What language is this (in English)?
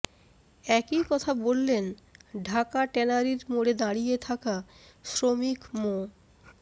Bangla